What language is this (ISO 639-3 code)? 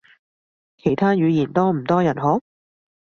yue